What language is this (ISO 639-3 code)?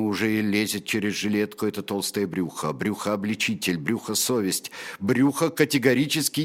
rus